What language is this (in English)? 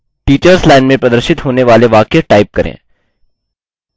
Hindi